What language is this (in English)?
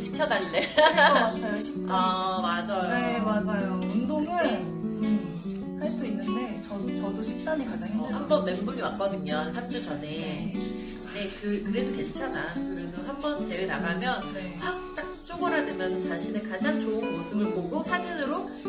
Korean